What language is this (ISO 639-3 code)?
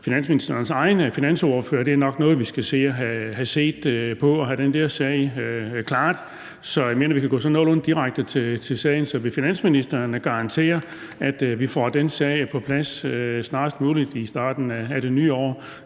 dan